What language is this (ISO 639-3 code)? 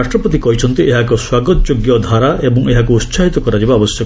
ori